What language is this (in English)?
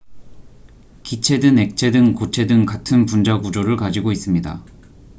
Korean